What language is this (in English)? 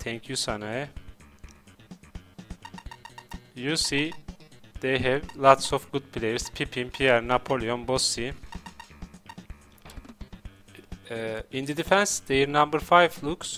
English